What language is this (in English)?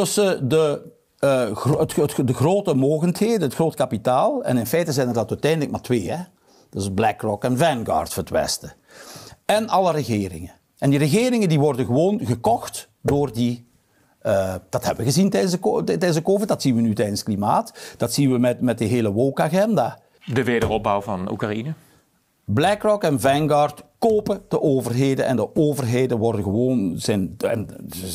Dutch